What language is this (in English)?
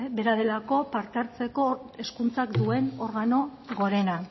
Basque